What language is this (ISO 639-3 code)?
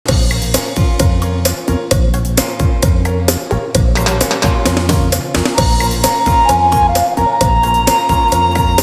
vie